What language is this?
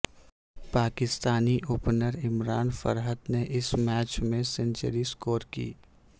Urdu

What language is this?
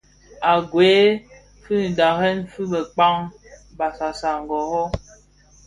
Bafia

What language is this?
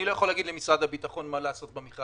Hebrew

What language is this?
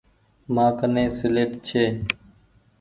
Goaria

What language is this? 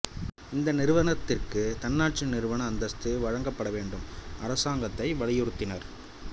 Tamil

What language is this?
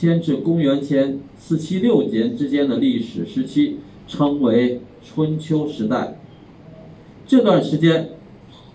Chinese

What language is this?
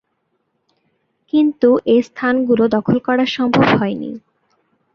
Bangla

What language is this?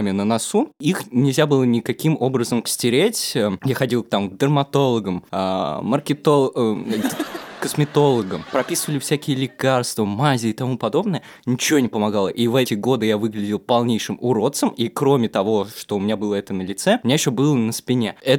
Russian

